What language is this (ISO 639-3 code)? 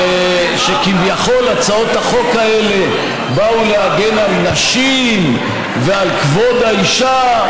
heb